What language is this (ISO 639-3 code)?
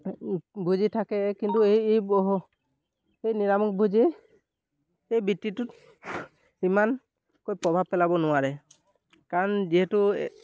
asm